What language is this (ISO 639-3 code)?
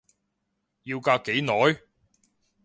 yue